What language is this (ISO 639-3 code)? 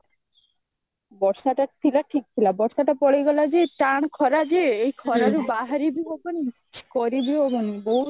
ori